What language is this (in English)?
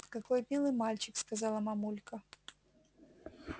Russian